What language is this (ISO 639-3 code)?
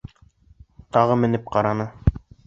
bak